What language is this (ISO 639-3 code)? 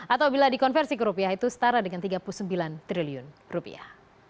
ind